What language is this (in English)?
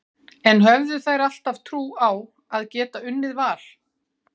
Icelandic